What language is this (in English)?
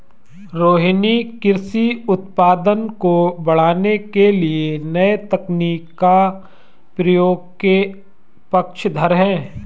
Hindi